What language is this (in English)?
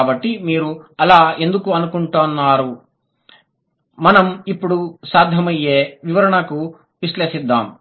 Telugu